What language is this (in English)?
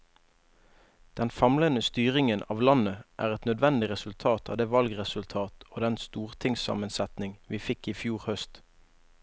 Norwegian